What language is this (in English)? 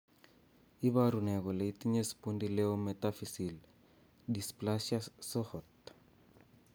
Kalenjin